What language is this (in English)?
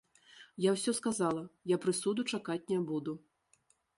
Belarusian